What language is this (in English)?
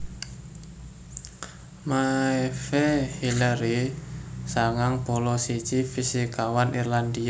Javanese